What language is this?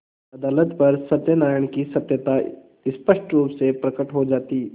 Hindi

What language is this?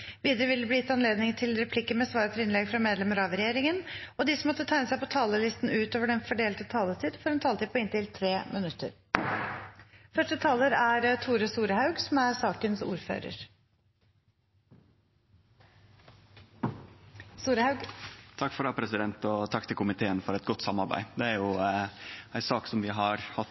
Norwegian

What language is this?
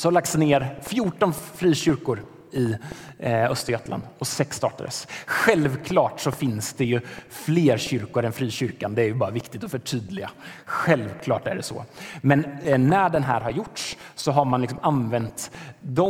Swedish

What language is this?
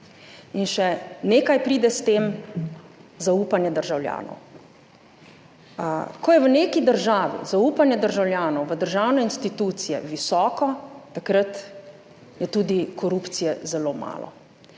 Slovenian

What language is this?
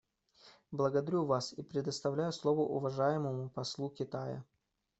Russian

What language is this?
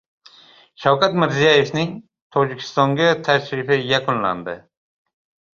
Uzbek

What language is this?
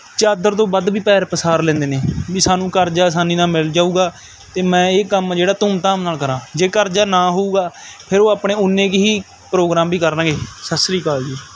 Punjabi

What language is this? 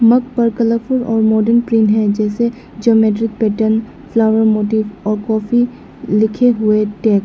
Hindi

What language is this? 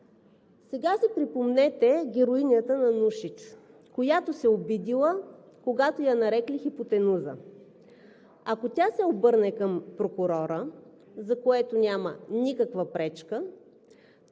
Bulgarian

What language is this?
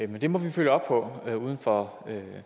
Danish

